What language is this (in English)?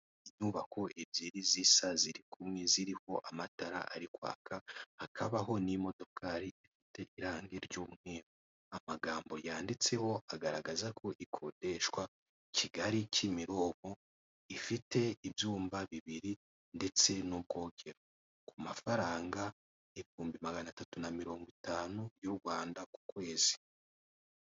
Kinyarwanda